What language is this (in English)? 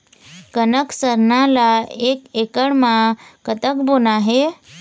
Chhattisgarhi